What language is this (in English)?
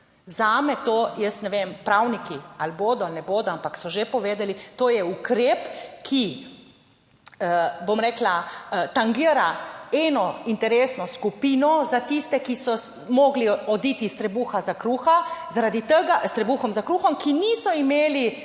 Slovenian